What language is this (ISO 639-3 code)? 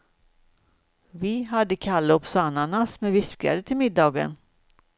swe